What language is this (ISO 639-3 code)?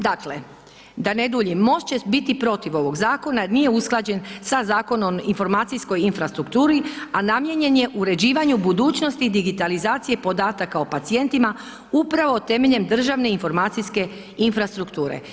hrv